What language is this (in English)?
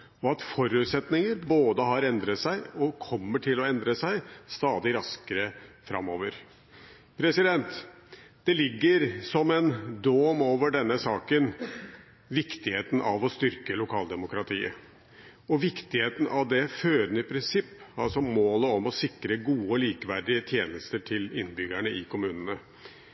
Norwegian Bokmål